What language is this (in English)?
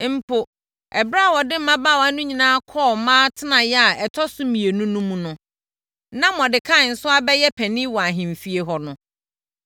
Akan